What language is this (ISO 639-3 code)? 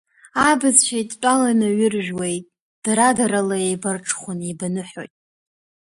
abk